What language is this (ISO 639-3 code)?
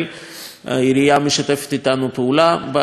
heb